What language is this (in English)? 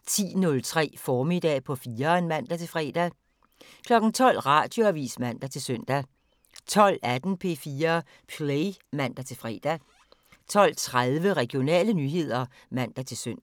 Danish